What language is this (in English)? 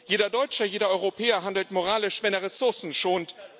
German